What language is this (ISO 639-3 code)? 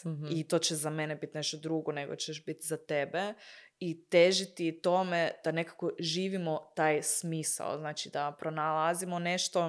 hrv